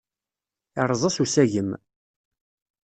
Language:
Kabyle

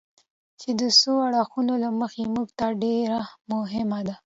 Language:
Pashto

